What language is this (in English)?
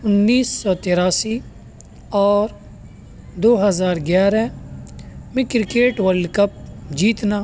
Urdu